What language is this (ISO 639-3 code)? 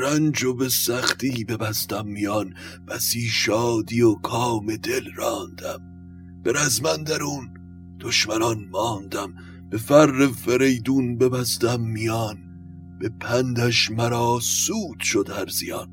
fas